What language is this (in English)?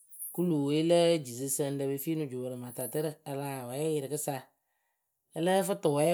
Akebu